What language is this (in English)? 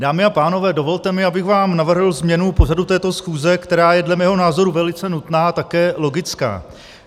Czech